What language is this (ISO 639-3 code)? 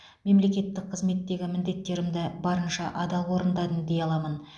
kaz